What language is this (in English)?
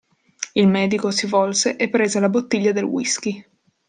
Italian